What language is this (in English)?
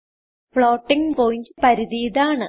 Malayalam